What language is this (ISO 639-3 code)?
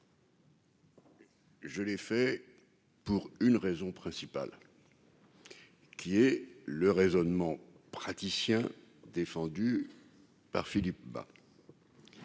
fra